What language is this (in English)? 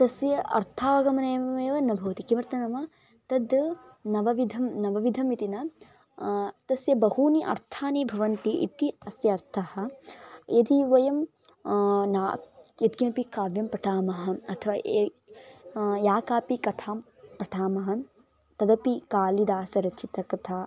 Sanskrit